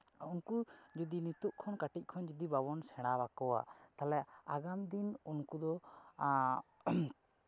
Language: Santali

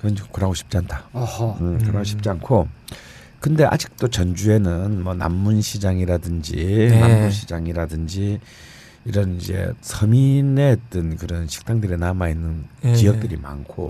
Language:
Korean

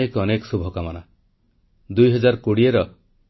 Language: Odia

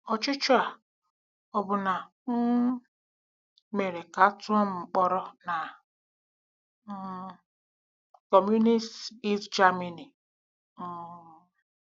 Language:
Igbo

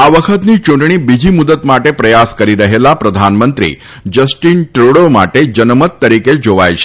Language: Gujarati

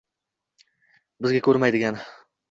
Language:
Uzbek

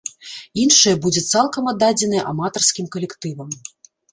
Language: Belarusian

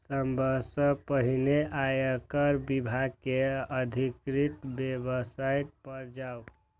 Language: Maithili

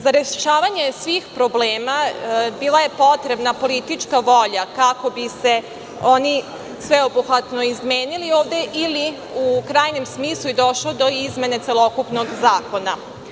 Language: Serbian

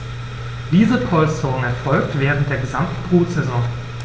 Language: German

